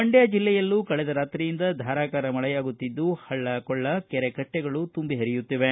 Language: Kannada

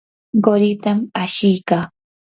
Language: Yanahuanca Pasco Quechua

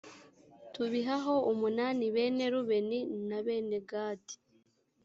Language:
Kinyarwanda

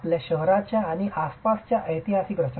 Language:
Marathi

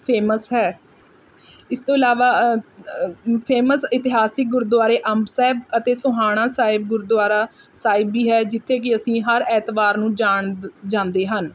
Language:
Punjabi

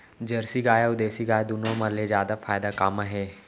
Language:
Chhattisgarhi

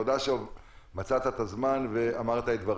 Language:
Hebrew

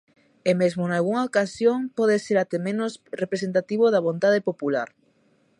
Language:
Galician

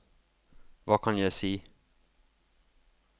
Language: Norwegian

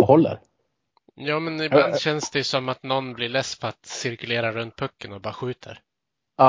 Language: Swedish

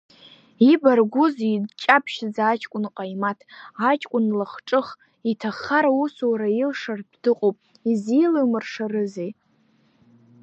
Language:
Abkhazian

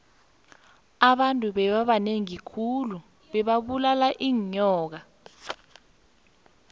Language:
South Ndebele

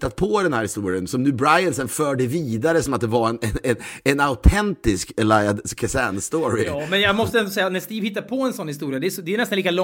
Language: Swedish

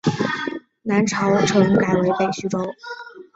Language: Chinese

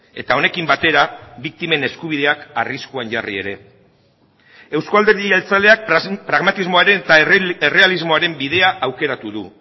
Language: Basque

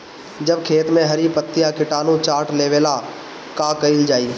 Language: Bhojpuri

